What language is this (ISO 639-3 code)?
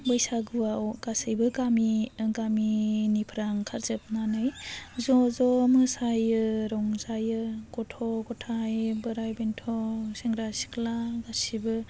brx